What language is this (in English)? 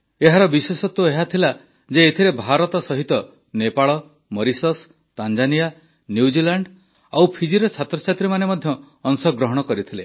Odia